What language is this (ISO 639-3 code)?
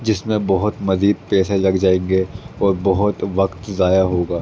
urd